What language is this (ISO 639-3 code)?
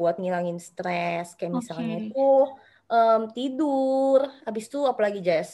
ind